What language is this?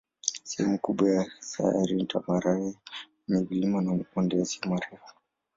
Swahili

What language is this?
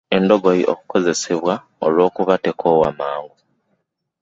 Ganda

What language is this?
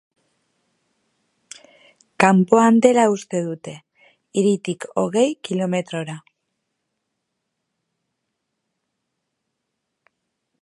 Basque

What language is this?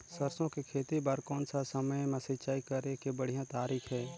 Chhattisgarhi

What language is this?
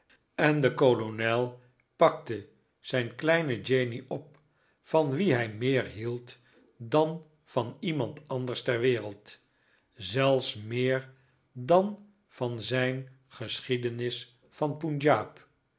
Dutch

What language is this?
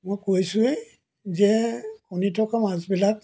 Assamese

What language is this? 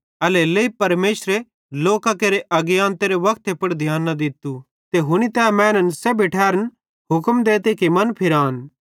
Bhadrawahi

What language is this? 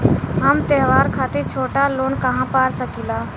Bhojpuri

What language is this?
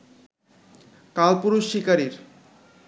Bangla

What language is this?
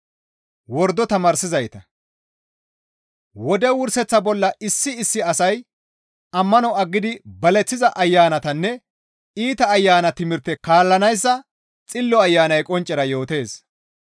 Gamo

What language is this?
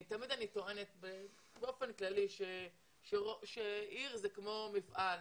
Hebrew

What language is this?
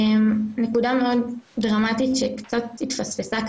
Hebrew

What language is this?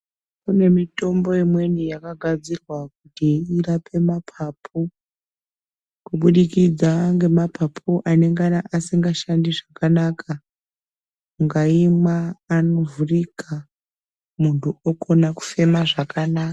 Ndau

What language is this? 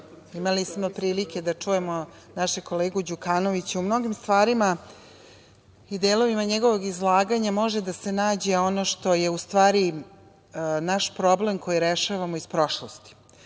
Serbian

